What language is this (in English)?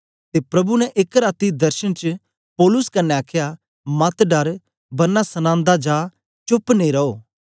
Dogri